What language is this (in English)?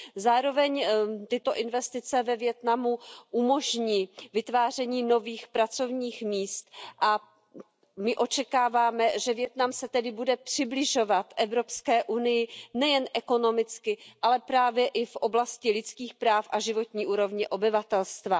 Czech